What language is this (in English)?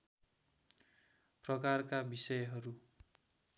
Nepali